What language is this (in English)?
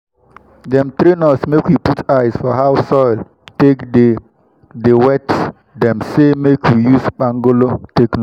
Nigerian Pidgin